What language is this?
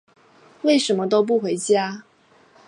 Chinese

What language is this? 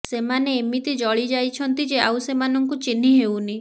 Odia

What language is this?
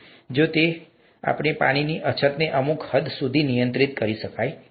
Gujarati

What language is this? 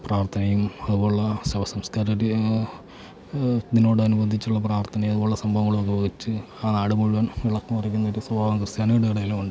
Malayalam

